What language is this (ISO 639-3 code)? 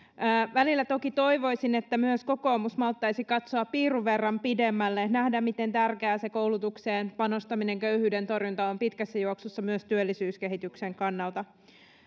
fin